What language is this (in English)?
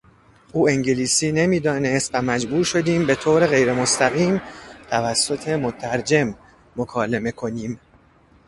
Persian